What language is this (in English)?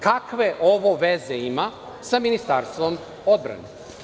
Serbian